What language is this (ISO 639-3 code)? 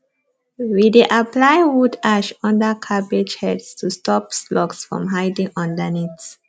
pcm